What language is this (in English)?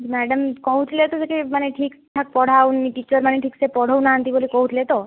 Odia